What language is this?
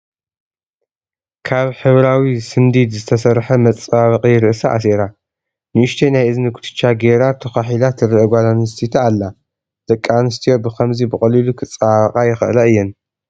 Tigrinya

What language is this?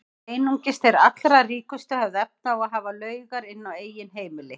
Icelandic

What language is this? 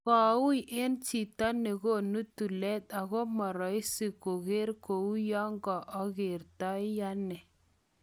Kalenjin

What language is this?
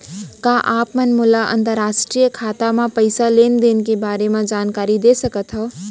Chhattisgarhi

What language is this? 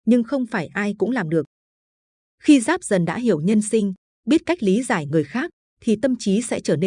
Vietnamese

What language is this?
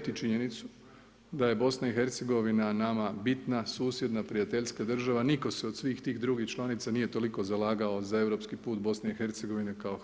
Croatian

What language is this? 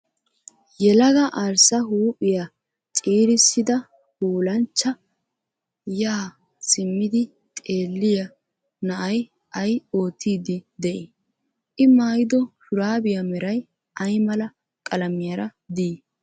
Wolaytta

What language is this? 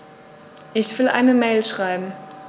German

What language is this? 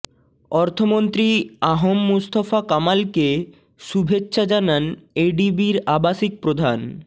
Bangla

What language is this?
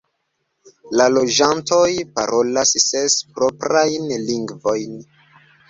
Esperanto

